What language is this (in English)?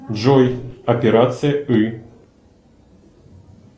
Russian